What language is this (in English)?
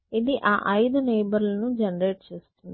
Telugu